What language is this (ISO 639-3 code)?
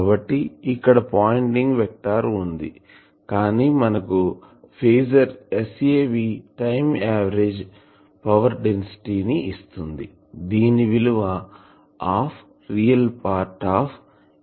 tel